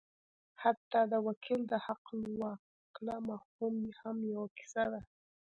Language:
Pashto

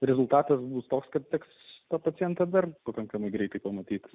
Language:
Lithuanian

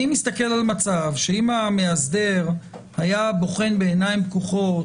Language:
Hebrew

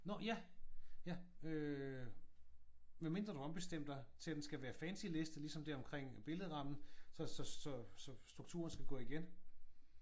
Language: Danish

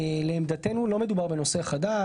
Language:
Hebrew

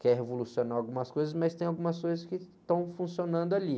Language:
Portuguese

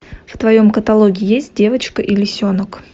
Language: Russian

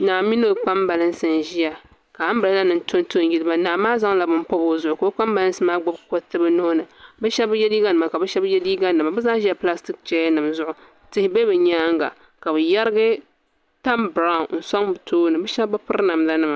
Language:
Dagbani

